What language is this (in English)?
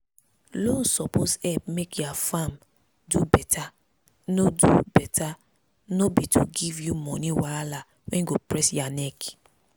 Nigerian Pidgin